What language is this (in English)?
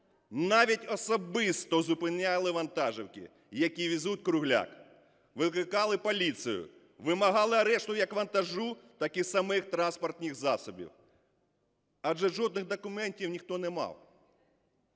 Ukrainian